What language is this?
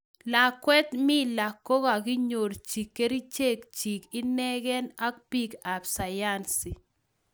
Kalenjin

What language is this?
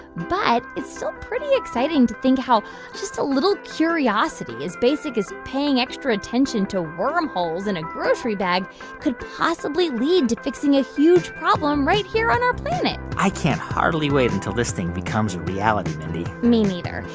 English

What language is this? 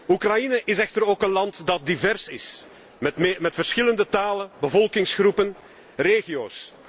Dutch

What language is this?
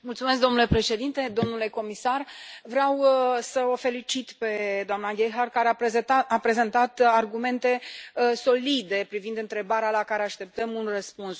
Romanian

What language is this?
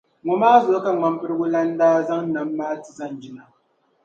Dagbani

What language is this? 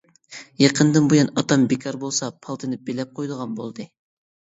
Uyghur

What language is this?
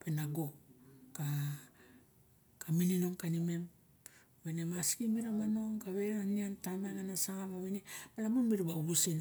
Barok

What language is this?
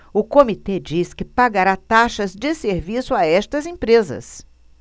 Portuguese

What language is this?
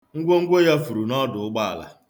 Igbo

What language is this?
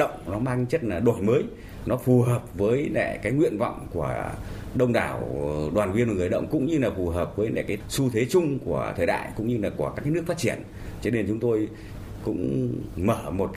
Vietnamese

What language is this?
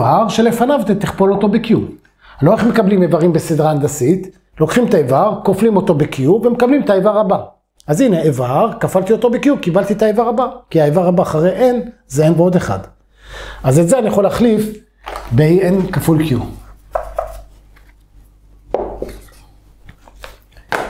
Hebrew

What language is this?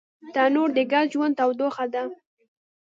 Pashto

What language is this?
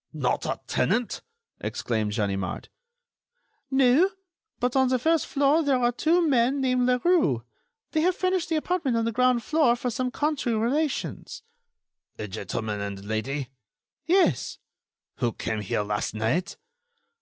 English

